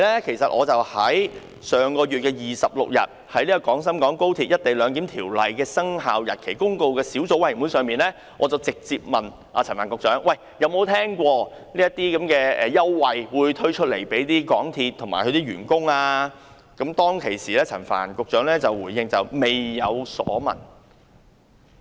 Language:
Cantonese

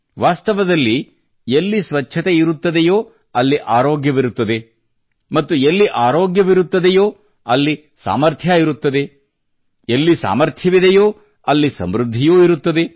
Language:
Kannada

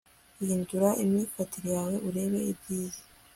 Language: Kinyarwanda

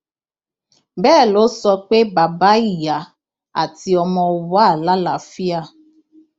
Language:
Yoruba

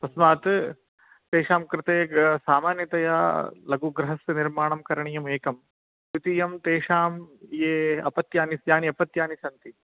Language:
Sanskrit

